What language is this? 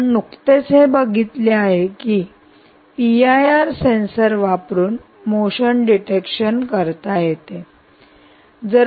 Marathi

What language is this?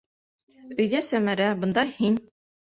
Bashkir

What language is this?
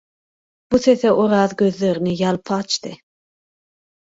Turkmen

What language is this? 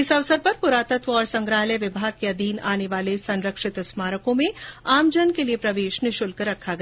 Hindi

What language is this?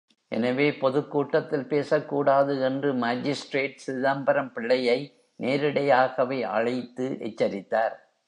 Tamil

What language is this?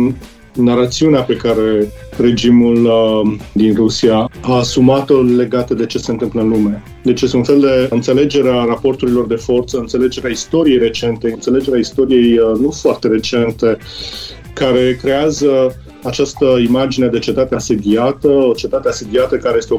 Romanian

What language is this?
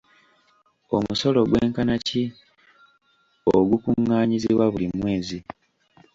Ganda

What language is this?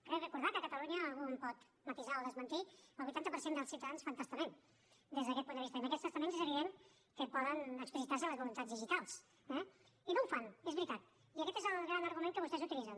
Catalan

